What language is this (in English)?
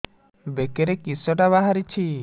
Odia